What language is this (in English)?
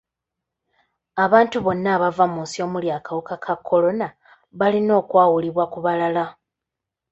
Ganda